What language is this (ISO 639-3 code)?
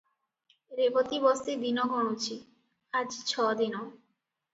ori